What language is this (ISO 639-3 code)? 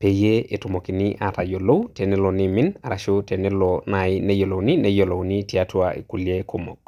mas